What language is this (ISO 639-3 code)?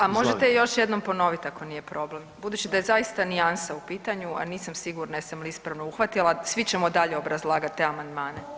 hrv